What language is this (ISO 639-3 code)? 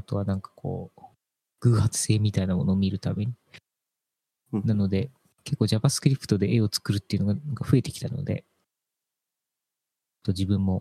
jpn